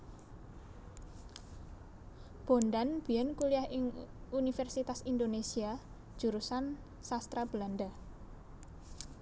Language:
Javanese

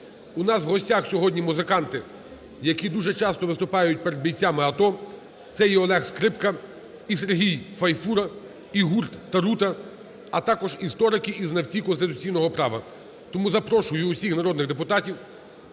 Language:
Ukrainian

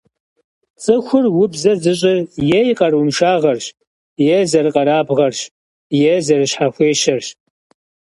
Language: Kabardian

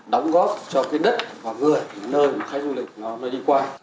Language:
Vietnamese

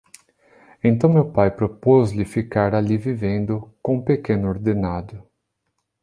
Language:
Portuguese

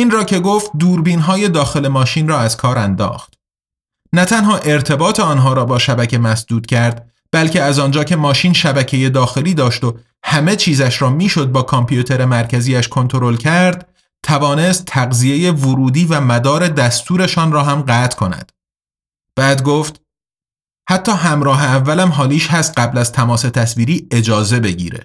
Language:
Persian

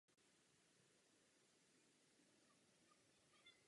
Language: Czech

